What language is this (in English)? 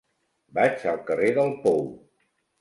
Catalan